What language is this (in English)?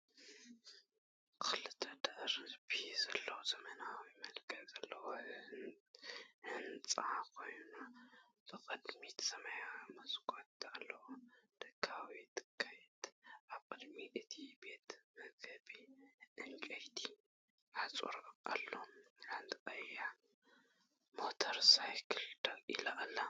Tigrinya